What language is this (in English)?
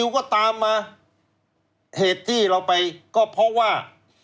Thai